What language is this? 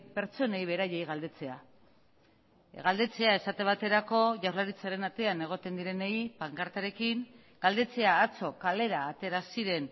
Basque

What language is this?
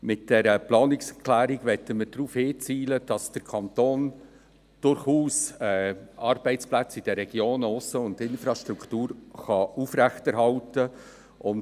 Swiss German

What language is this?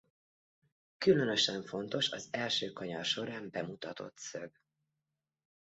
Hungarian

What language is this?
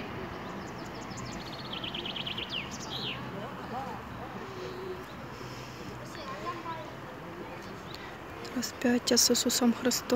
Russian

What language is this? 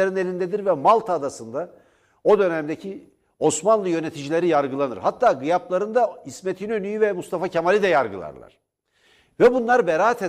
Turkish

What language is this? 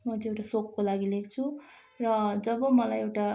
Nepali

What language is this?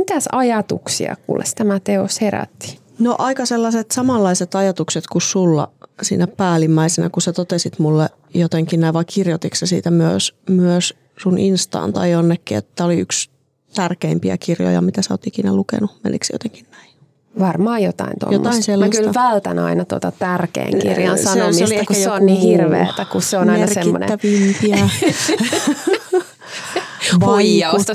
Finnish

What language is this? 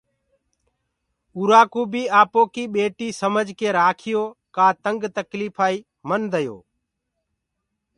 Gurgula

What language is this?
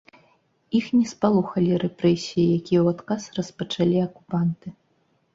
Belarusian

